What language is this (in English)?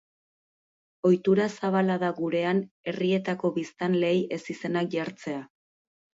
Basque